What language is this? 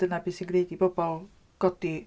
Welsh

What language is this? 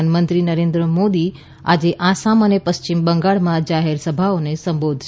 Gujarati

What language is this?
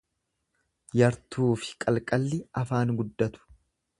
Oromo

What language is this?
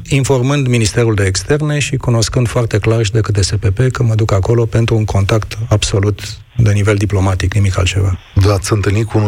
Romanian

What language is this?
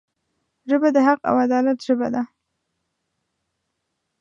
Pashto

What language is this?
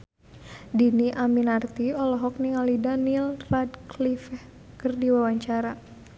Sundanese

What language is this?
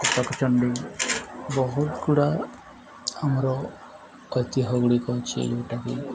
Odia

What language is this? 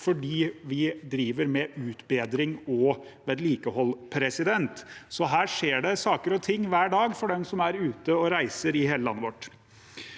Norwegian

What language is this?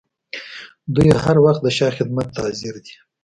Pashto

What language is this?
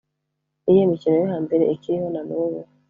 Kinyarwanda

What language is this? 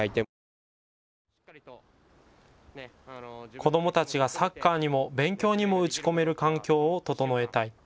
Japanese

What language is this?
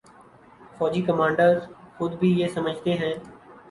Urdu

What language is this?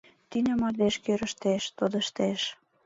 Mari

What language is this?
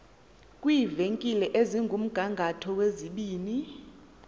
Xhosa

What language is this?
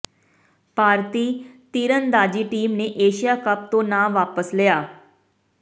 Punjabi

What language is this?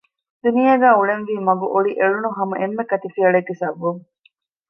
Divehi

